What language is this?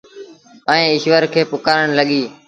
Sindhi Bhil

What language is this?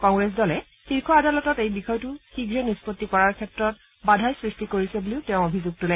Assamese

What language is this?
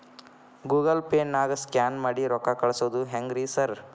Kannada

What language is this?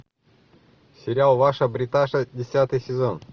Russian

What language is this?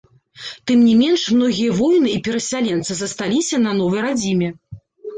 Belarusian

